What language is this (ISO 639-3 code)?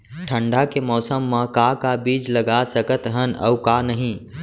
hne